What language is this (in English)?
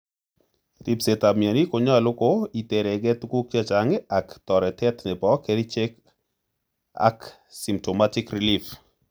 Kalenjin